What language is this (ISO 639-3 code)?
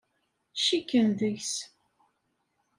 kab